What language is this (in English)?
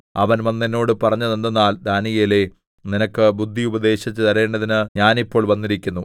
Malayalam